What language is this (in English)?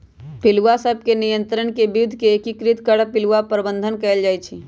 Magahi